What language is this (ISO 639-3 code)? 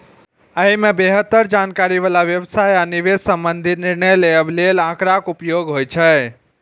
mai